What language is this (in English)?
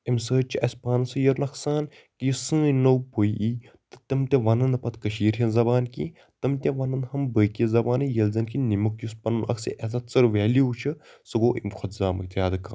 Kashmiri